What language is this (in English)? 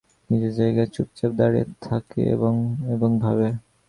Bangla